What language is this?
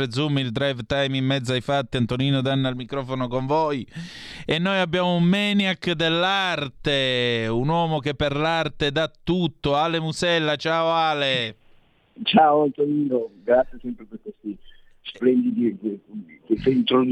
Italian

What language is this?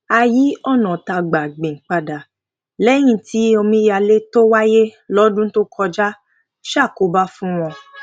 Yoruba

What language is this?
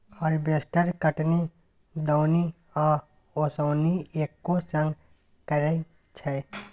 Maithili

